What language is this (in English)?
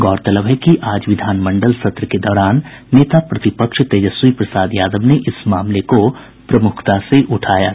Hindi